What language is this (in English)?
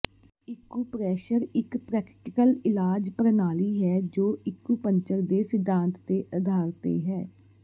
Punjabi